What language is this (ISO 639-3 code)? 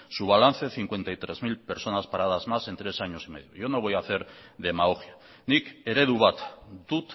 spa